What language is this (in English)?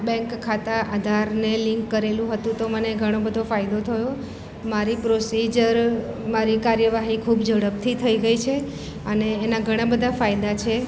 Gujarati